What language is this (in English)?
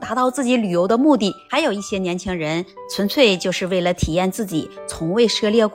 Chinese